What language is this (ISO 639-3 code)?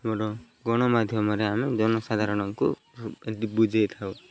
ori